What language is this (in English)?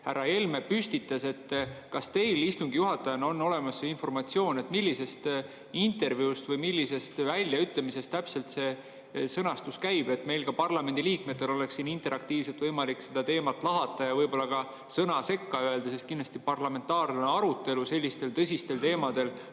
Estonian